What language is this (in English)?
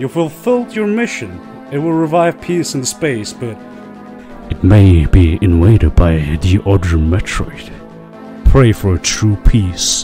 English